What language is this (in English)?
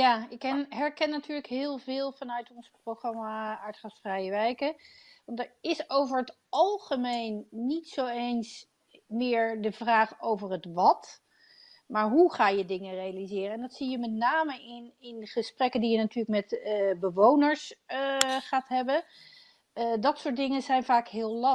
Dutch